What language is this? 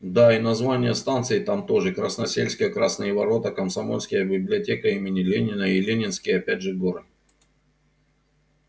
Russian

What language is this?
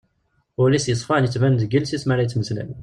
Kabyle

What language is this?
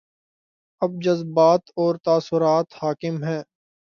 Urdu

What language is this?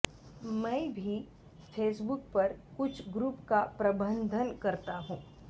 Sanskrit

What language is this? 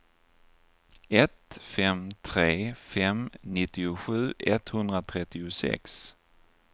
Swedish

